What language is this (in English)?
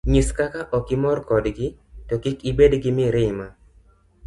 Luo (Kenya and Tanzania)